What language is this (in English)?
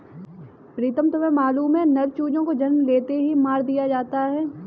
Hindi